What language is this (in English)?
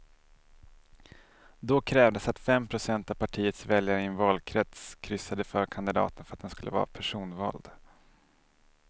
Swedish